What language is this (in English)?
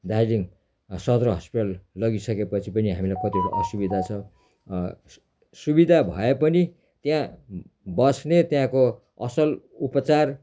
Nepali